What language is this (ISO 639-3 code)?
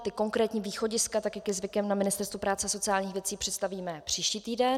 ces